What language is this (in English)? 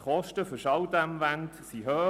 Swiss German